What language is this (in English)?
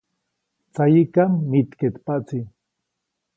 Copainalá Zoque